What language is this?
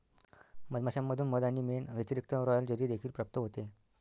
Marathi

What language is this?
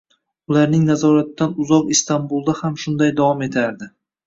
Uzbek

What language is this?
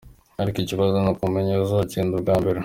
Kinyarwanda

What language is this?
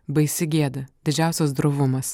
Lithuanian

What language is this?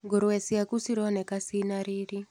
Kikuyu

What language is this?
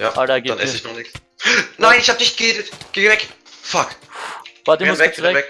German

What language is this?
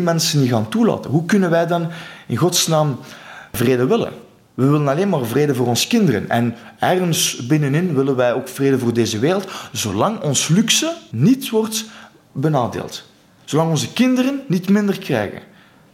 Dutch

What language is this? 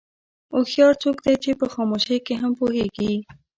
Pashto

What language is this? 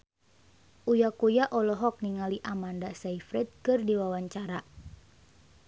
Sundanese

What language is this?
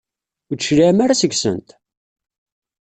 Kabyle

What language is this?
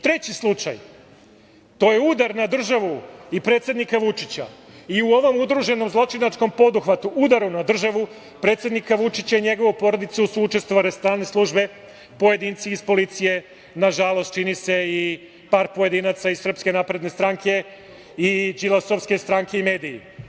Serbian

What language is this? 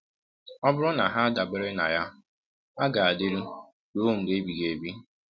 Igbo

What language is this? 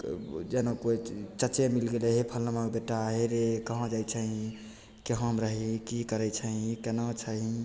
Maithili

